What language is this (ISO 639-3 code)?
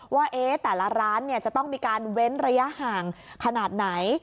tha